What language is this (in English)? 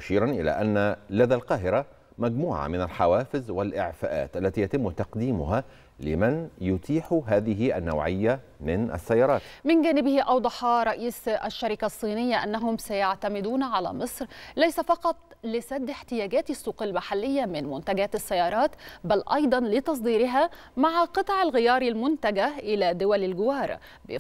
Arabic